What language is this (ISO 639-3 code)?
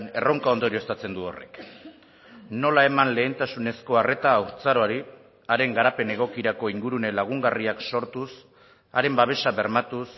eus